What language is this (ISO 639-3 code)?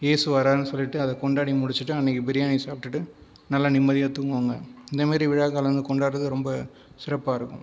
tam